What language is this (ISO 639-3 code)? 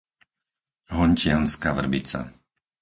slk